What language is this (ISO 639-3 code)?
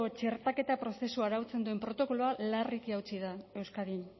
eus